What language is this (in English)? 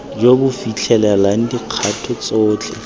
Tswana